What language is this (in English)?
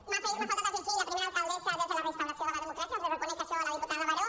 Catalan